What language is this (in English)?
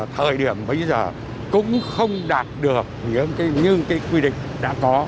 Vietnamese